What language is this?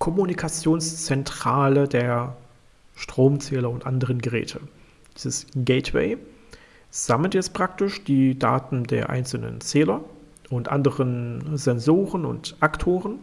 German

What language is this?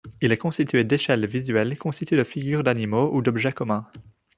French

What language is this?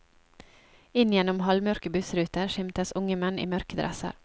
Norwegian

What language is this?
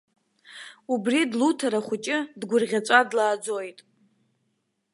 Abkhazian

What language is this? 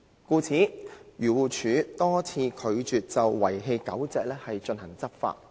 Cantonese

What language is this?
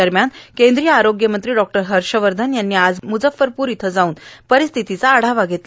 Marathi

